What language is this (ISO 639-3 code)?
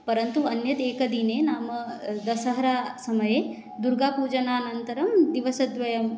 san